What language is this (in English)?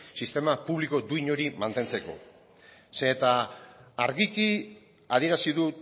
Basque